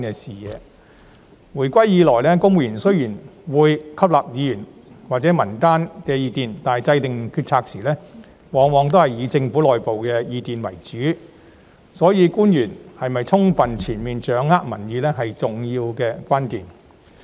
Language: Cantonese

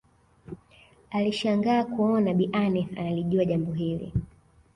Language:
Swahili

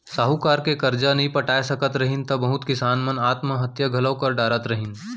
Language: Chhattisgarhi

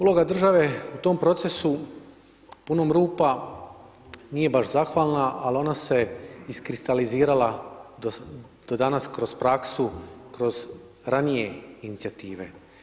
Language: Croatian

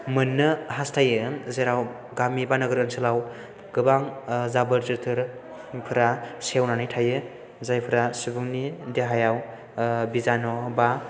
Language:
Bodo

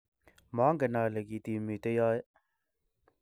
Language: Kalenjin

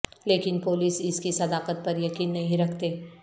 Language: Urdu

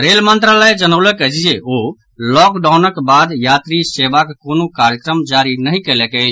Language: Maithili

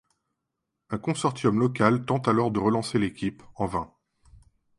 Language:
French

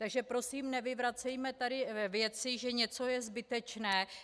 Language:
Czech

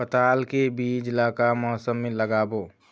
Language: Chhattisgarhi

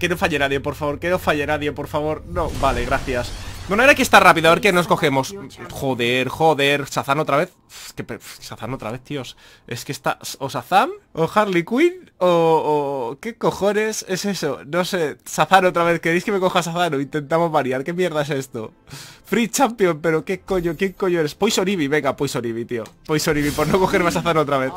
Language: Spanish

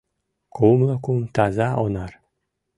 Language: Mari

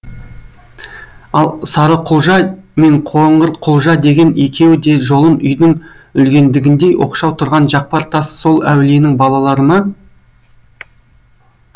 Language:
Kazakh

